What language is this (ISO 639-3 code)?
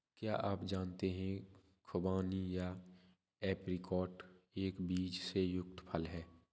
hin